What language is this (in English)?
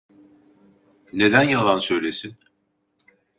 Turkish